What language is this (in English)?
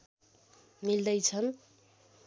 Nepali